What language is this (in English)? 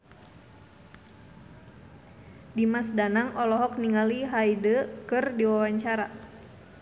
Sundanese